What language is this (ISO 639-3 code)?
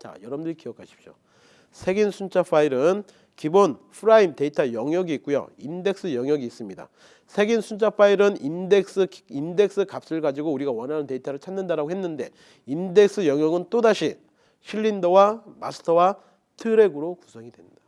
kor